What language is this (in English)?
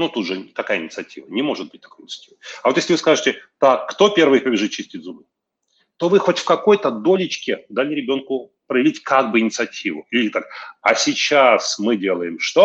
Russian